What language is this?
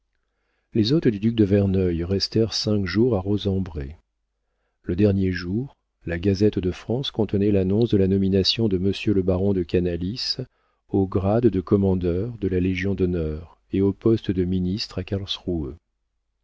French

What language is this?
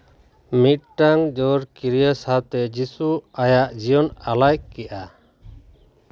Santali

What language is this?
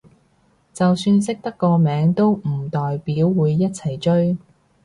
Cantonese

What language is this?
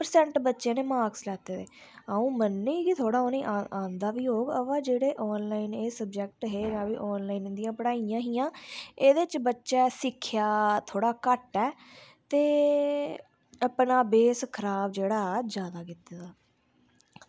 Dogri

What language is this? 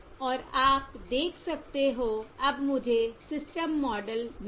Hindi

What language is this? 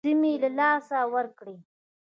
Pashto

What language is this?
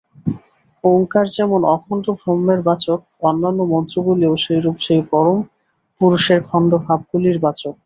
Bangla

